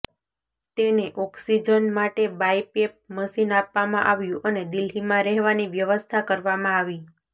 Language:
Gujarati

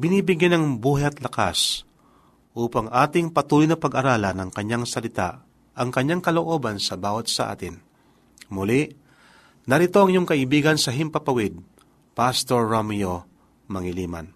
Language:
Filipino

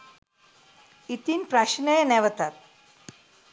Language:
Sinhala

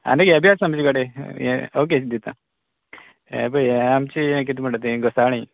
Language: Konkani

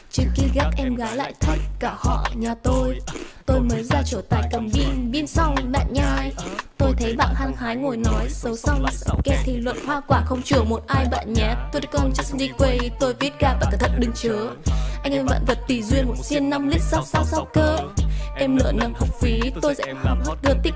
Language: Vietnamese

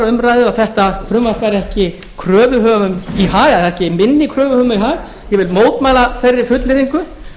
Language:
Icelandic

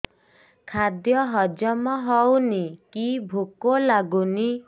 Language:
Odia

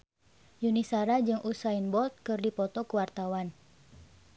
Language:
Sundanese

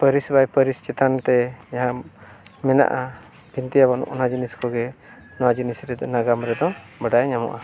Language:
Santali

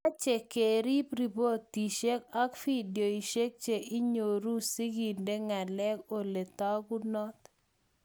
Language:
Kalenjin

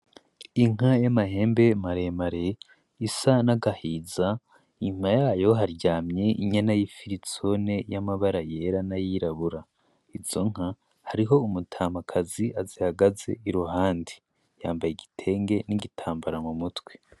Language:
Rundi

